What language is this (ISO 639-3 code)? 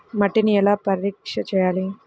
tel